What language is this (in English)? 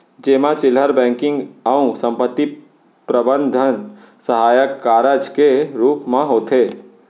Chhattisgarhi